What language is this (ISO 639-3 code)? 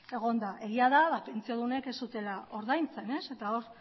eus